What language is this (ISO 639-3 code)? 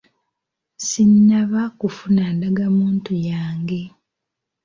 lug